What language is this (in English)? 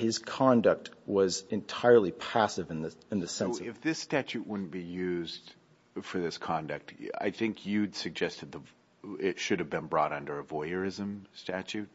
English